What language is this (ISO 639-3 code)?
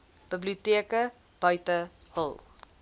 afr